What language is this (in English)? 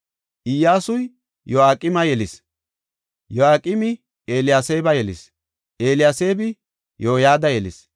Gofa